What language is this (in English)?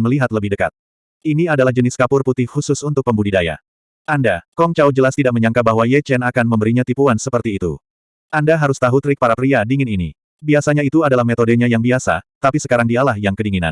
Indonesian